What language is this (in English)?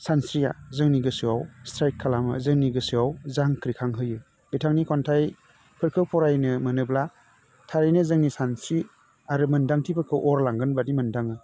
Bodo